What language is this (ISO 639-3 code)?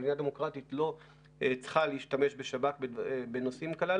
heb